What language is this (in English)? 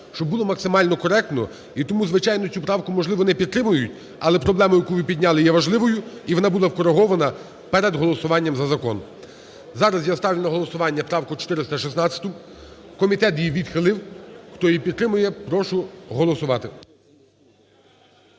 Ukrainian